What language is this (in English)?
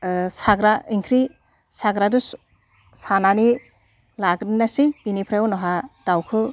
Bodo